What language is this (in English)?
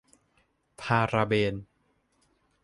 Thai